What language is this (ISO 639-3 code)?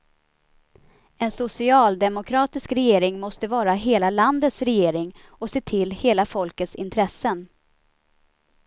swe